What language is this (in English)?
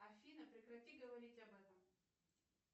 Russian